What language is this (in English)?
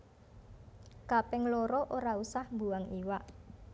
Javanese